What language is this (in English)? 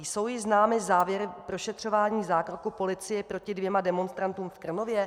Czech